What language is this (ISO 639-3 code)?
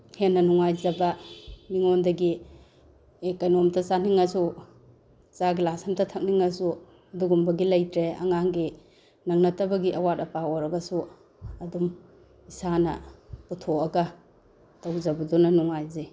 mni